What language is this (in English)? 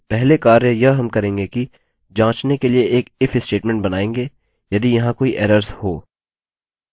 Hindi